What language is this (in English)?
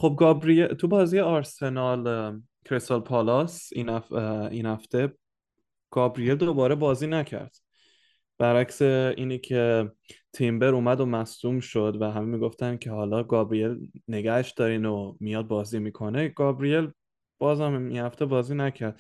Persian